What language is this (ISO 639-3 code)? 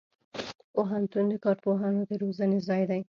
pus